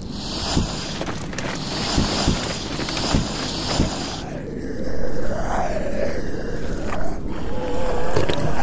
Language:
Russian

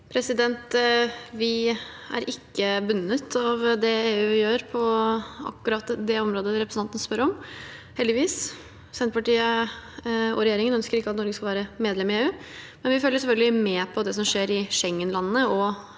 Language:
Norwegian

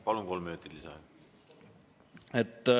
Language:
Estonian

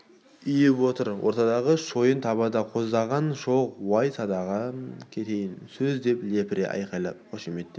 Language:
Kazakh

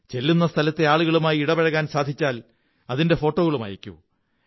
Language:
Malayalam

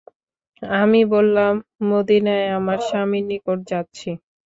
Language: Bangla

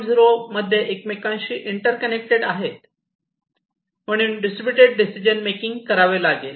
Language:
Marathi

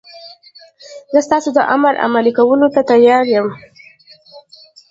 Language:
Pashto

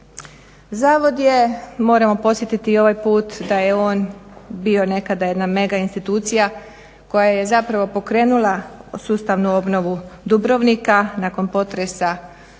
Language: Croatian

